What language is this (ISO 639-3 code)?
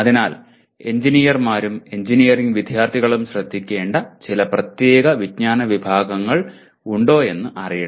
mal